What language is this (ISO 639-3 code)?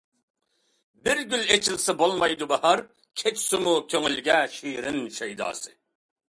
uig